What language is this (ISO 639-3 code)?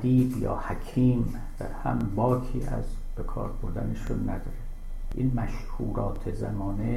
fas